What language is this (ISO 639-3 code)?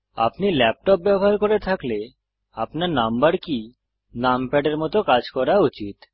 ben